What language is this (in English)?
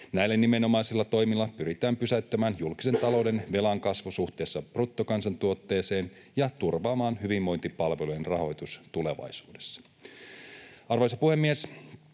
Finnish